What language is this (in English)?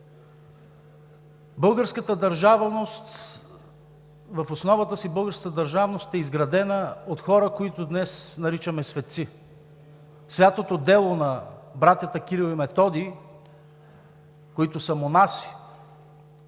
Bulgarian